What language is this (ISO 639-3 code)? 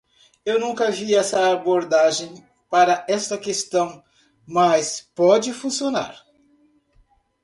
por